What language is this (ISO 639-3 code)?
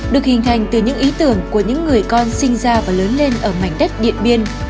vie